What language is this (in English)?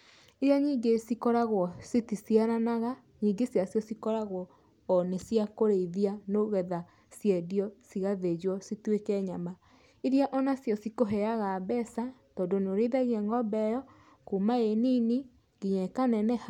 Kikuyu